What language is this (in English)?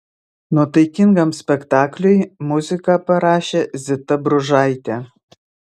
Lithuanian